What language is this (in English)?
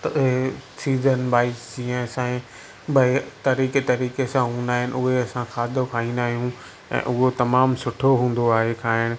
Sindhi